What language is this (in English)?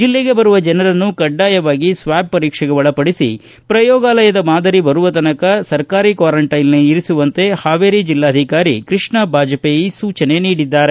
Kannada